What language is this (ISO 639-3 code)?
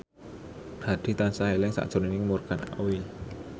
jav